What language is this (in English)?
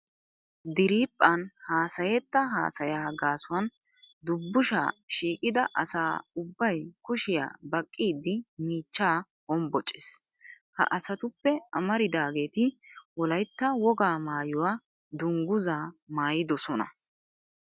Wolaytta